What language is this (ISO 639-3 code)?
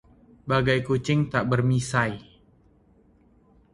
ind